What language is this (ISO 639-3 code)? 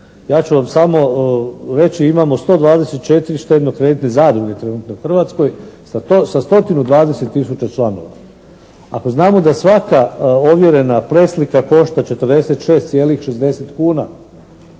hrv